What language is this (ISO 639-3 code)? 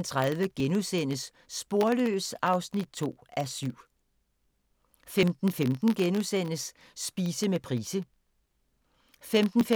dan